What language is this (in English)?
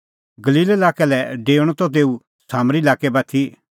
Kullu Pahari